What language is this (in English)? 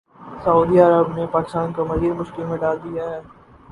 Urdu